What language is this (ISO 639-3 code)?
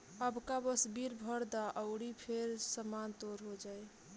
bho